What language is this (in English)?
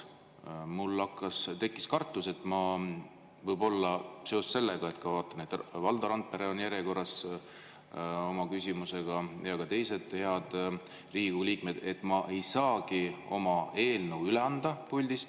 Estonian